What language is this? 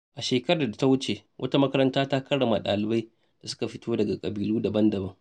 Hausa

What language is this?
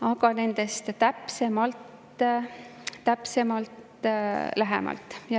Estonian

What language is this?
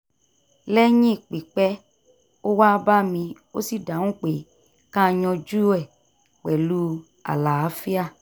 Yoruba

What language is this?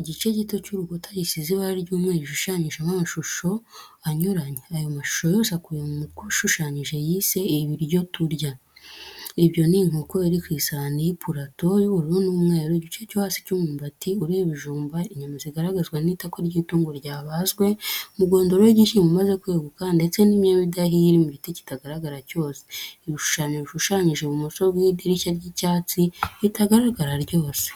Kinyarwanda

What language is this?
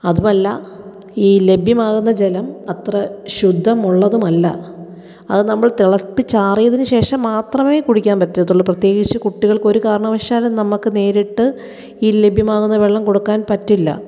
Malayalam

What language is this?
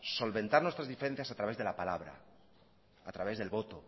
Spanish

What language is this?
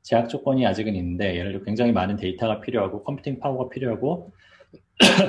Korean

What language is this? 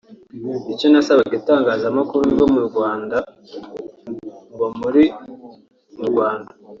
Kinyarwanda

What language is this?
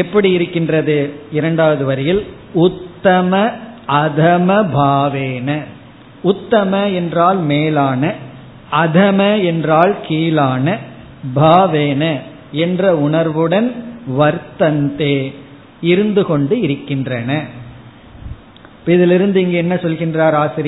Tamil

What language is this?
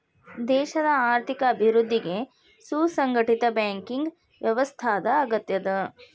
Kannada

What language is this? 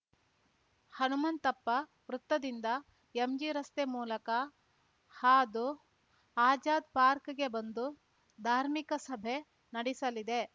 Kannada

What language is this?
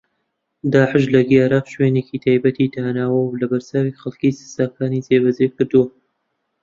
Central Kurdish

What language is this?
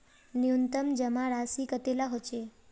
Magahi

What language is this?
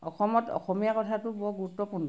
Assamese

